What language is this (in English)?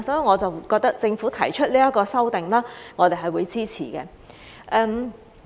Cantonese